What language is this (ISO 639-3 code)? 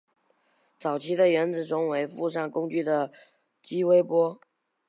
zho